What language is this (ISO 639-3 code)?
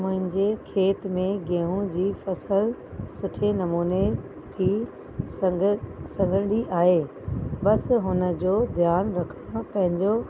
snd